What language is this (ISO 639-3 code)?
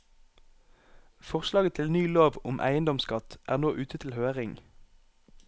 nor